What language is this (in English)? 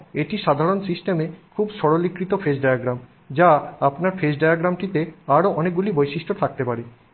Bangla